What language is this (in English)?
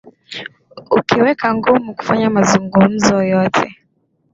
Swahili